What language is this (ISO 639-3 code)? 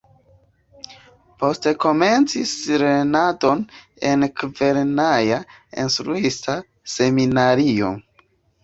epo